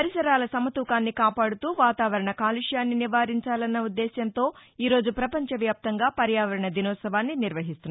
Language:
Telugu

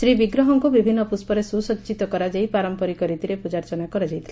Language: Odia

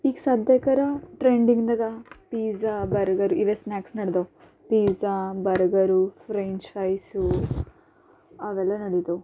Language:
Kannada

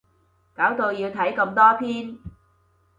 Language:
Cantonese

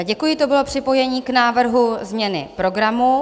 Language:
Czech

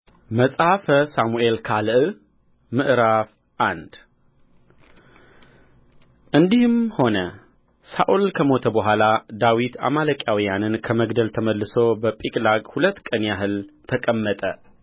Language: Amharic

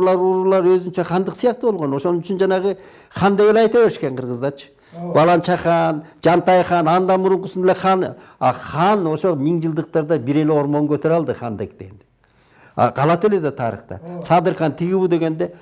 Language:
Turkish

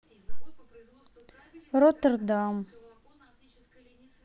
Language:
Russian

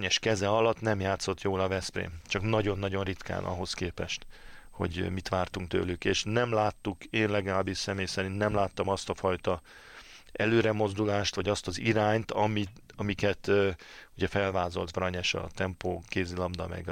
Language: Hungarian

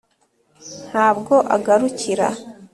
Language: Kinyarwanda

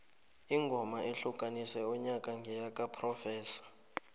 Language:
South Ndebele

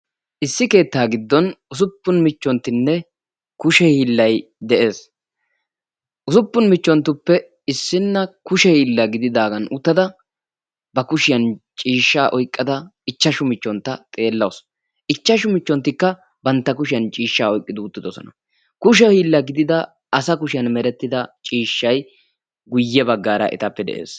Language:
Wolaytta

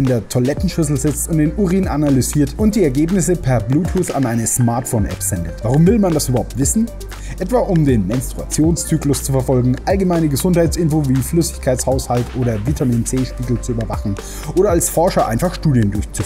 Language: German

